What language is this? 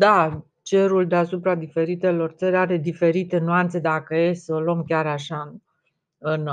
Romanian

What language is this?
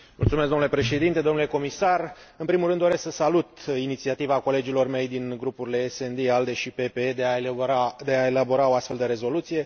Romanian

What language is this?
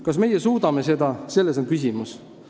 Estonian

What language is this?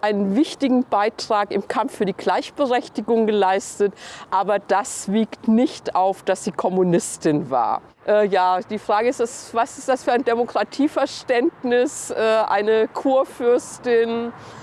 German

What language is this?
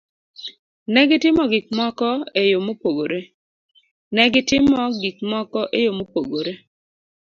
Luo (Kenya and Tanzania)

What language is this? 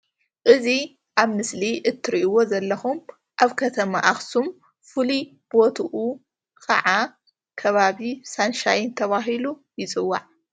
Tigrinya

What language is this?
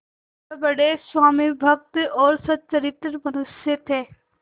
Hindi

